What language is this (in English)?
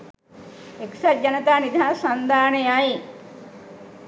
Sinhala